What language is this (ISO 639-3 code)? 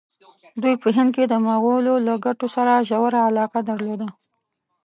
pus